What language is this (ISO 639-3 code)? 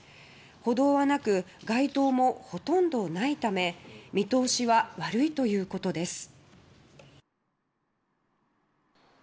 jpn